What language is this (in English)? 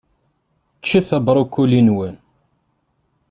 Kabyle